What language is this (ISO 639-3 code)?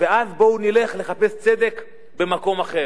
heb